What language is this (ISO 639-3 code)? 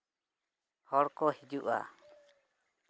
sat